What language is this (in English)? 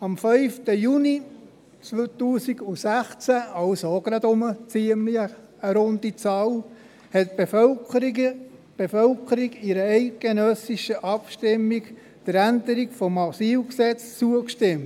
Swiss German